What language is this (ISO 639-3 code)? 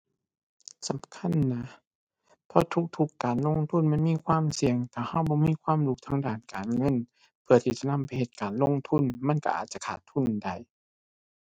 tha